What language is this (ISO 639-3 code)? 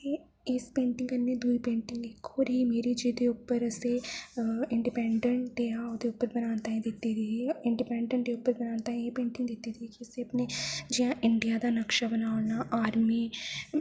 doi